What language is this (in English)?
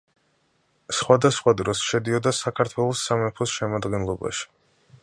Georgian